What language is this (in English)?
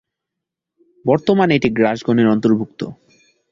Bangla